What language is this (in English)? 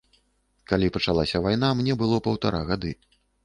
Belarusian